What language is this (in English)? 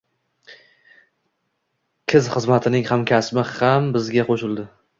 Uzbek